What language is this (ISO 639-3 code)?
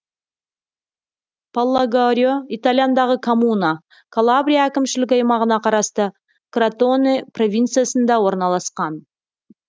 kaz